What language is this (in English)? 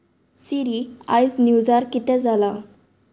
Konkani